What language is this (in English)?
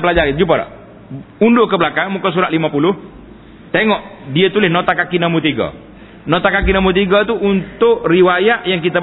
Malay